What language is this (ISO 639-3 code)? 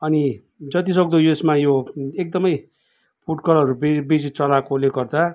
nep